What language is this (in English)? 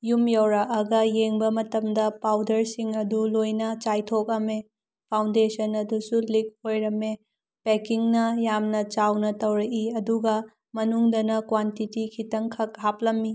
Manipuri